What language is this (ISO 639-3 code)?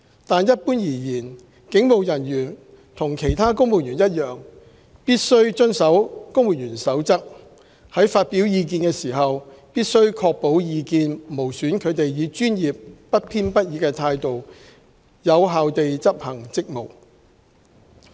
yue